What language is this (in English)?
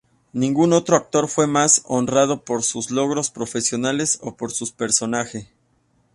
Spanish